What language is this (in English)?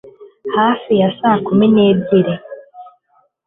Kinyarwanda